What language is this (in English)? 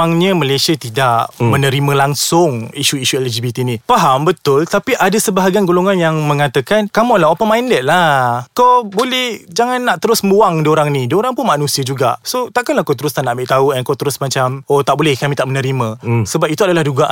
Malay